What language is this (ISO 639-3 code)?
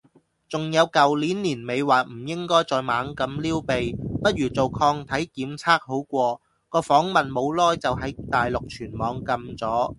yue